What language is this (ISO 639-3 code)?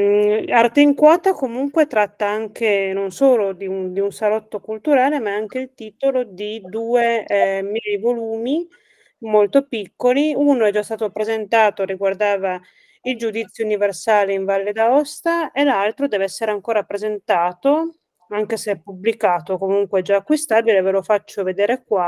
ita